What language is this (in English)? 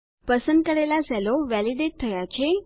Gujarati